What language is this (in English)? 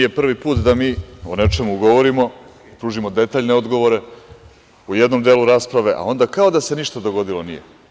Serbian